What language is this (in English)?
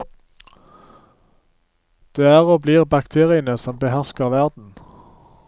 Norwegian